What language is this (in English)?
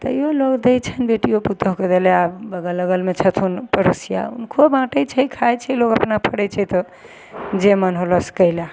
Maithili